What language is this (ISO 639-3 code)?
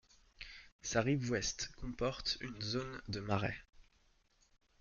fra